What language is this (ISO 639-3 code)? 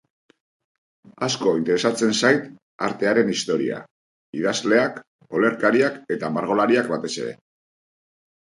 eus